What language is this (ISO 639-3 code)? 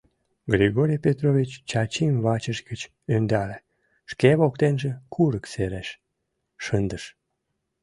chm